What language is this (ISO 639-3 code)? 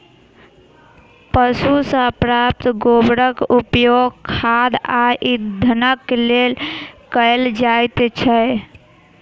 mai